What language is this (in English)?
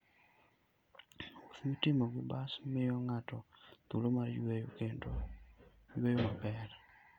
Luo (Kenya and Tanzania)